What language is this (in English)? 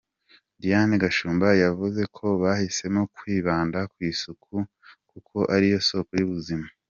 Kinyarwanda